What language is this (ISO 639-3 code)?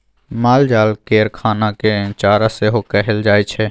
mai